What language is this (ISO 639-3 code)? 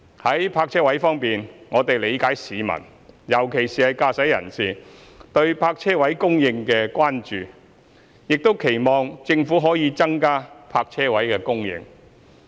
yue